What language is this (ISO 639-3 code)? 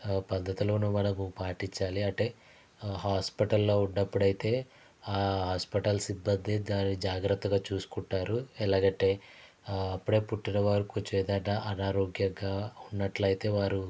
tel